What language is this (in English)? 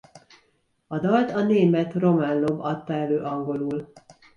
Hungarian